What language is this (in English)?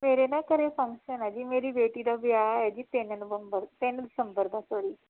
Punjabi